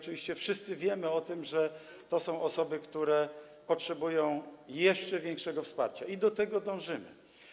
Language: Polish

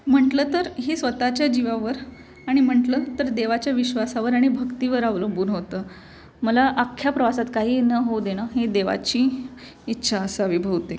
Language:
Marathi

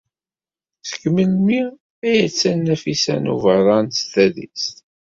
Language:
Kabyle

